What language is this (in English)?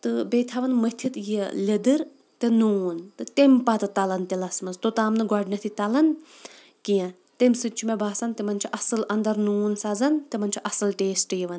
Kashmiri